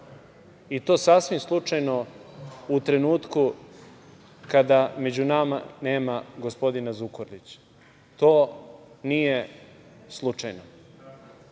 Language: Serbian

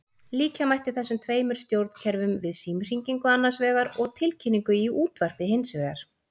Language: Icelandic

